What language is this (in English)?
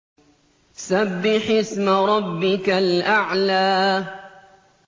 Arabic